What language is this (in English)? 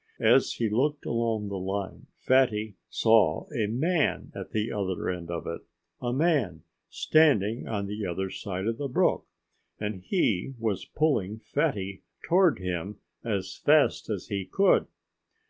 English